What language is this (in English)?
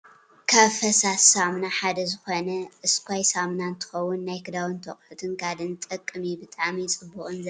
Tigrinya